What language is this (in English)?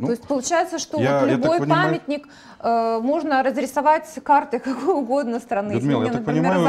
Russian